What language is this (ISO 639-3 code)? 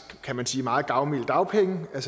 dan